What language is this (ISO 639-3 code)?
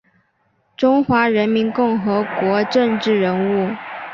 zho